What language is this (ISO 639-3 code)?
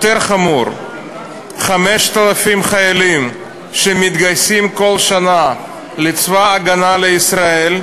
heb